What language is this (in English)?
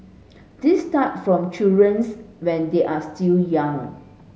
English